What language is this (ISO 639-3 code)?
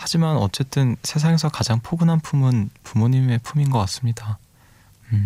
kor